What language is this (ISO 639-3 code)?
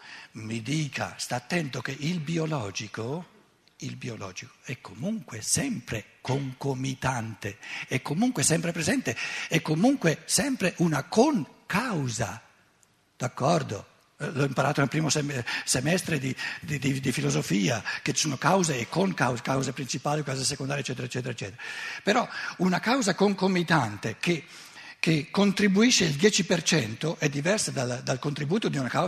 ita